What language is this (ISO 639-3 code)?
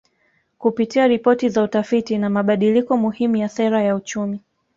swa